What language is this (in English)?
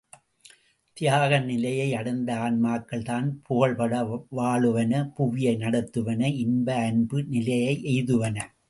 Tamil